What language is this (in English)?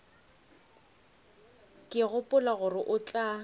Northern Sotho